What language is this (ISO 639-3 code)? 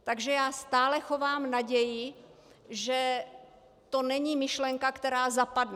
ces